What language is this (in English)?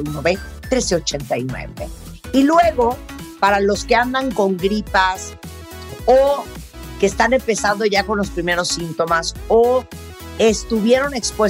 Spanish